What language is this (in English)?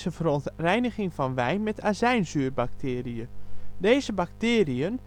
Dutch